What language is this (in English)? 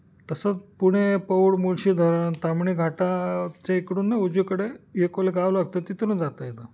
Marathi